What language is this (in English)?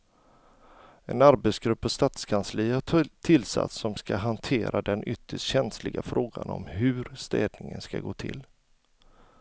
Swedish